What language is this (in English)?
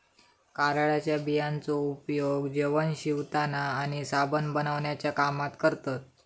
Marathi